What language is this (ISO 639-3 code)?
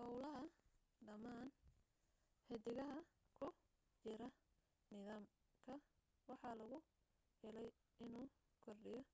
som